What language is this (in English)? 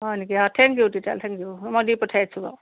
Assamese